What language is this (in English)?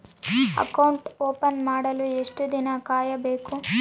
Kannada